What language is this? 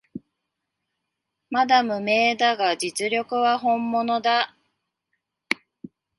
Japanese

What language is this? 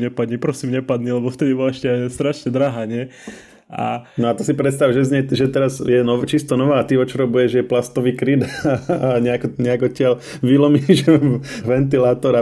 Slovak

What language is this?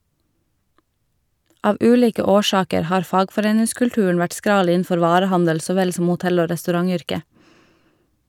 Norwegian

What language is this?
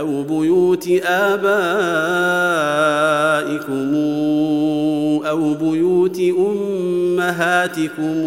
Arabic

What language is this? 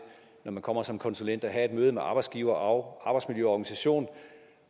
Danish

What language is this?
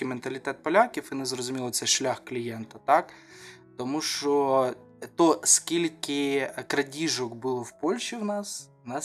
Ukrainian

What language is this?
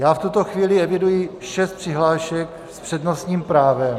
Czech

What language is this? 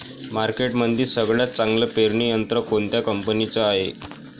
Marathi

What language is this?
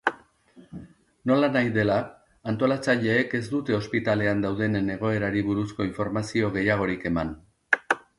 Basque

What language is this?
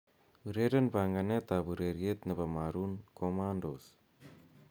Kalenjin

